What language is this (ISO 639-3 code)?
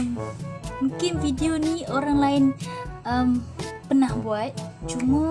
msa